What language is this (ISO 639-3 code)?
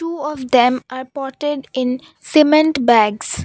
eng